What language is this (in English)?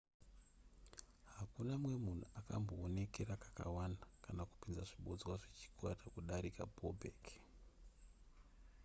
Shona